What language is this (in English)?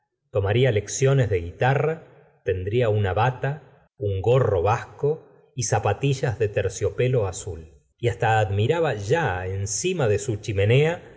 Spanish